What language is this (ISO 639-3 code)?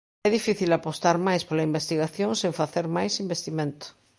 glg